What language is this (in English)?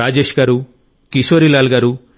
Telugu